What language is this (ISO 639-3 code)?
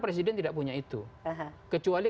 ind